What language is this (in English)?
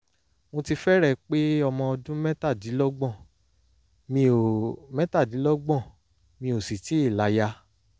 Yoruba